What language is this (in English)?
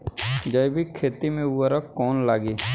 Bhojpuri